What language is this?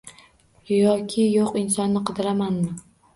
Uzbek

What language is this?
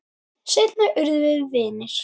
Icelandic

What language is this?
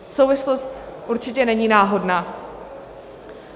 Czech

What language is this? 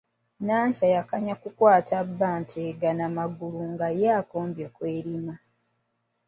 Ganda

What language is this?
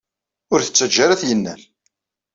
Kabyle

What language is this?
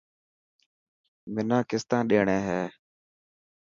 Dhatki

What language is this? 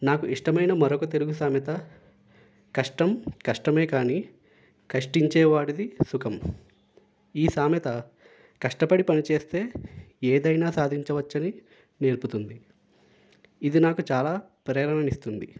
Telugu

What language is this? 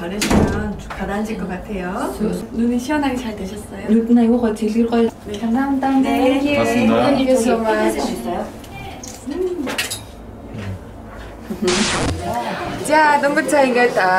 Korean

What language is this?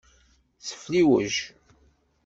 Kabyle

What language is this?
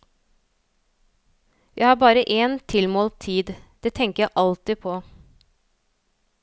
Norwegian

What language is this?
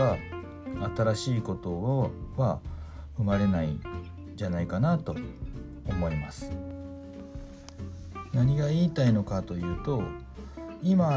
Japanese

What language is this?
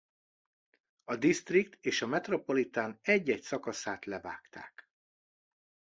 Hungarian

